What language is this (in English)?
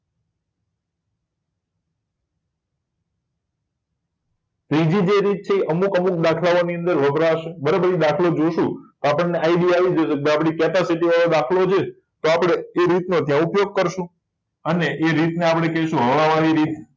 Gujarati